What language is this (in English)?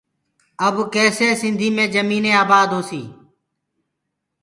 Gurgula